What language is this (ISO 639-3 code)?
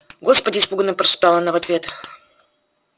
rus